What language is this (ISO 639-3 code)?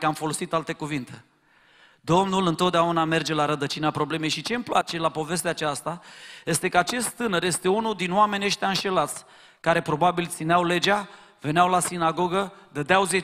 ron